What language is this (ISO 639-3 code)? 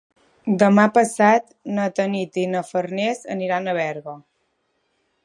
cat